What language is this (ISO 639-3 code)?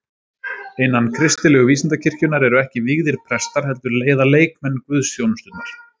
isl